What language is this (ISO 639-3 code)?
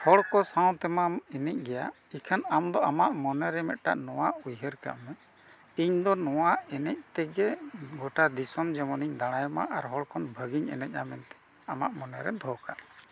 sat